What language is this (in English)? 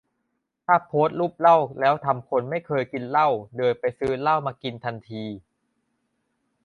Thai